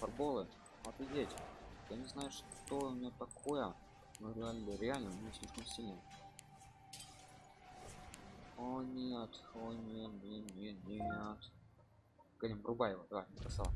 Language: Russian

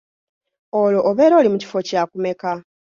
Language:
Ganda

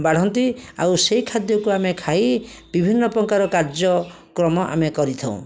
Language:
Odia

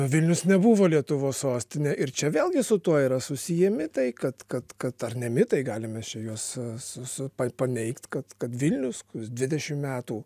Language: Lithuanian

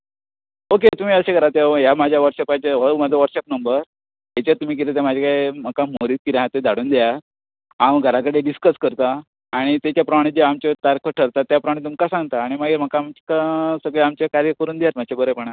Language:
Konkani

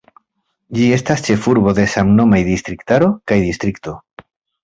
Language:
Esperanto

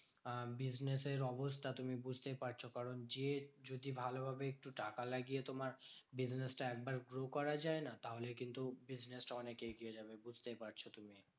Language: Bangla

